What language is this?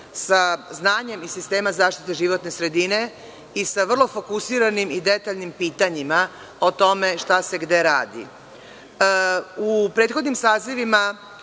Serbian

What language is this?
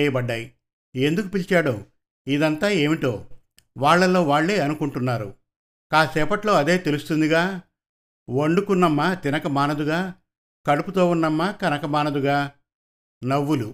Telugu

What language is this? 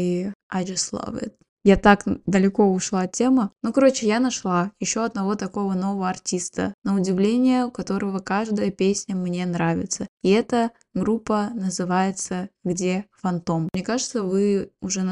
Russian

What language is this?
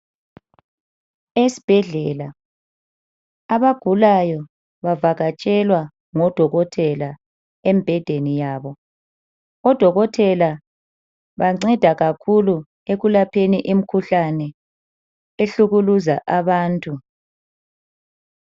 North Ndebele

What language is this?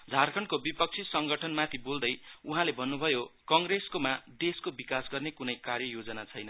Nepali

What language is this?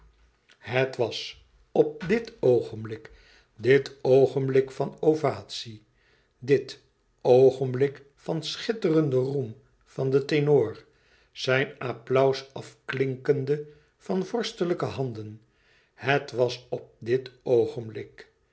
Dutch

